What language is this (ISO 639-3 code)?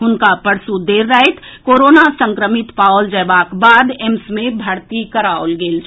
mai